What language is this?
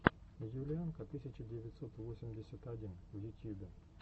Russian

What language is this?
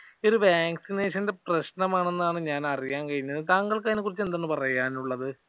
Malayalam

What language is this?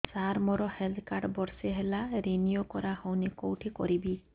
Odia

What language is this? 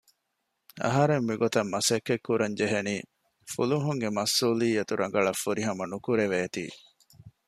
Divehi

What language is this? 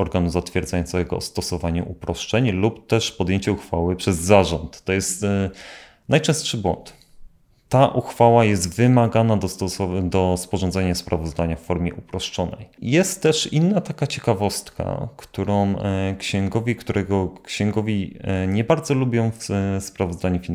Polish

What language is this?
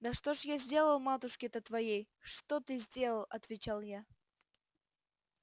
Russian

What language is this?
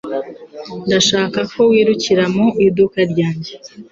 Kinyarwanda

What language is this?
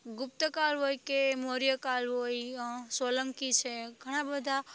Gujarati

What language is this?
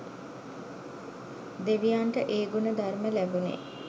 Sinhala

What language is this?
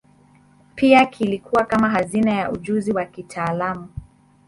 Swahili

